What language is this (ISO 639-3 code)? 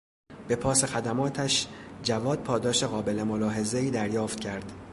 fas